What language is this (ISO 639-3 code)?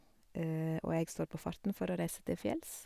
nor